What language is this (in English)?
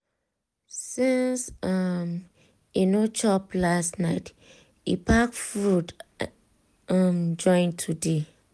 Nigerian Pidgin